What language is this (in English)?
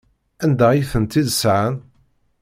Kabyle